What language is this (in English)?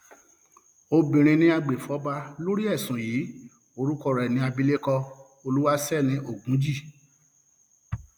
Yoruba